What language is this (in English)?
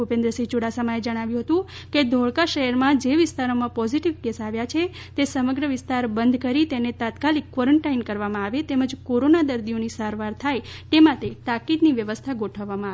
Gujarati